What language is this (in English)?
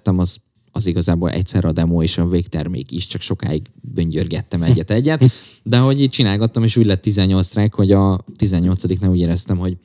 Hungarian